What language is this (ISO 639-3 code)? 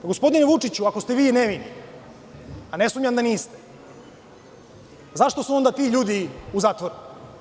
srp